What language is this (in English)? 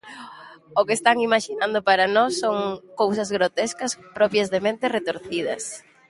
Galician